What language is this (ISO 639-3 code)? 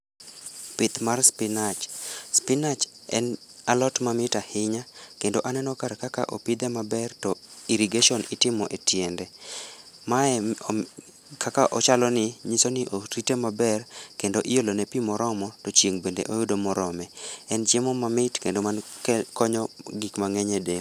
luo